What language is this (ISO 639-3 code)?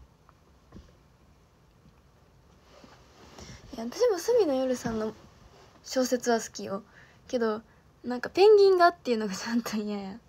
jpn